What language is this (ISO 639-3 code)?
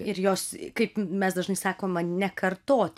lit